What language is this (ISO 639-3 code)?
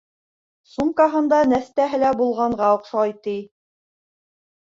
bak